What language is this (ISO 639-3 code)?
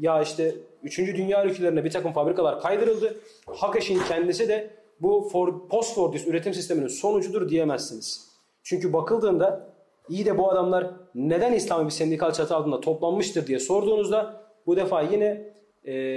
tur